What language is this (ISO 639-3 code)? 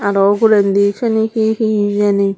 ccp